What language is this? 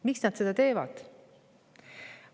Estonian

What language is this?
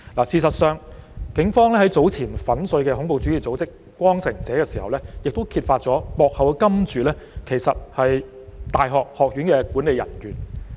Cantonese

